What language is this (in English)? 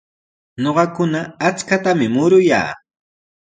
Sihuas Ancash Quechua